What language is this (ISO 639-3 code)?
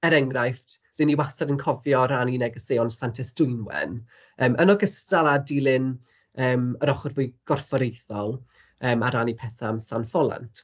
cym